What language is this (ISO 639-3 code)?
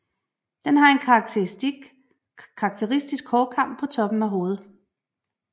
dan